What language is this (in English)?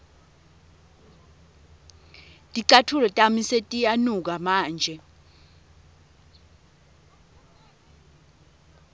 Swati